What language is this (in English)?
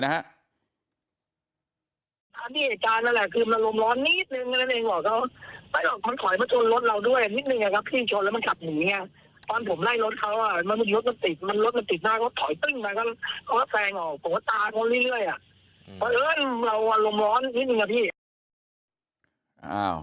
Thai